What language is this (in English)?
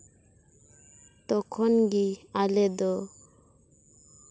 Santali